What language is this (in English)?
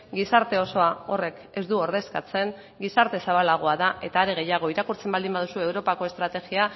Basque